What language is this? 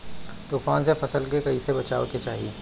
Bhojpuri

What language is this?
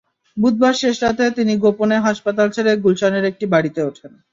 Bangla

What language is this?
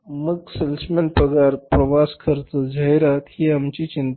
Marathi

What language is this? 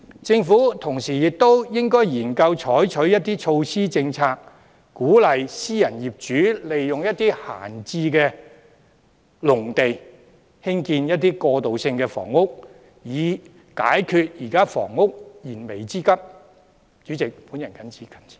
Cantonese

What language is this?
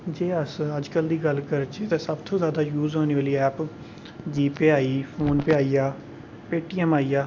Dogri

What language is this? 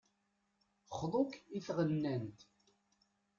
Kabyle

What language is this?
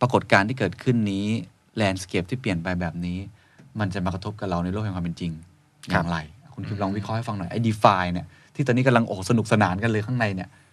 Thai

